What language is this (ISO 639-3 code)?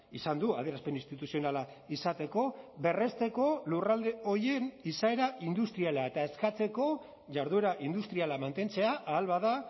eus